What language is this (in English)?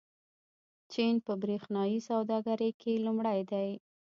Pashto